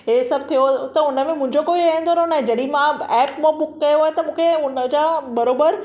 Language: Sindhi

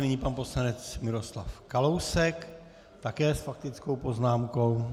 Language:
Czech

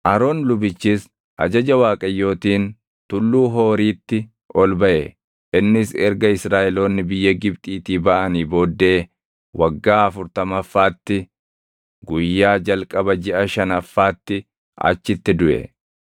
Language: Oromo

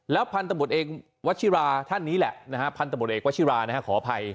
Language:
Thai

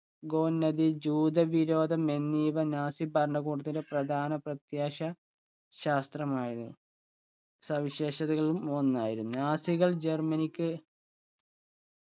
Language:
Malayalam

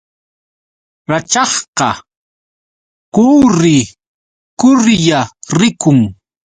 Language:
Yauyos Quechua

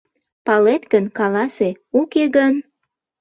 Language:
Mari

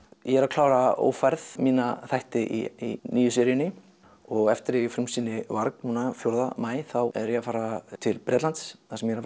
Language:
Icelandic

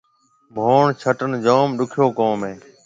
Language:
Marwari (Pakistan)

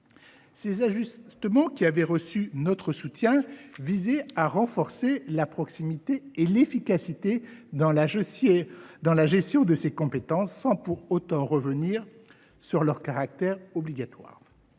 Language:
French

